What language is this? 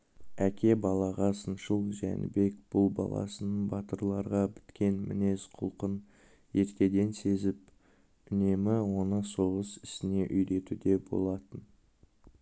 Kazakh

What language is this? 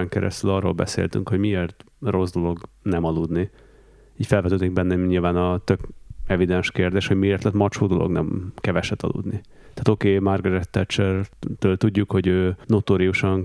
Hungarian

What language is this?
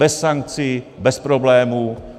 Czech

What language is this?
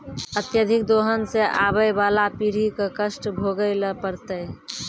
Maithili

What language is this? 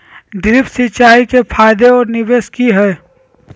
Magahi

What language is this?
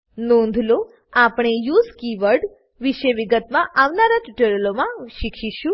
Gujarati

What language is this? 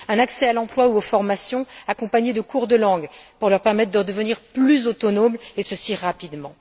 French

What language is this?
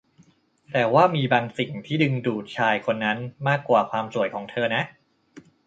Thai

